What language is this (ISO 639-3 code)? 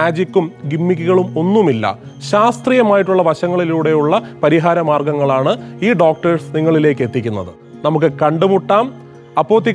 mal